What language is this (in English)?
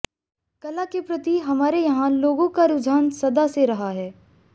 Hindi